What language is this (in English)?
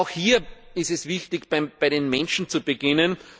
German